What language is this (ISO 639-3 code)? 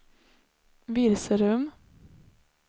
swe